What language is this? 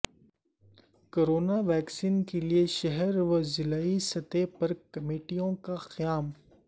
Urdu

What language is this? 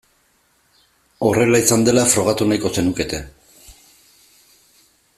Basque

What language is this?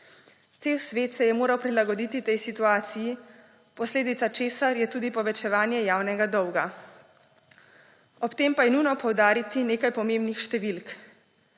Slovenian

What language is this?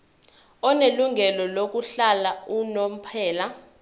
Zulu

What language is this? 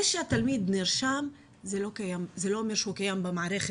Hebrew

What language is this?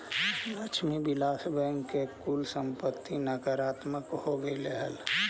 Magahi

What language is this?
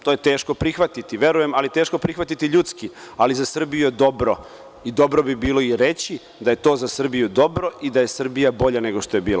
Serbian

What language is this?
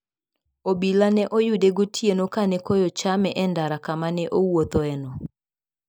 Luo (Kenya and Tanzania)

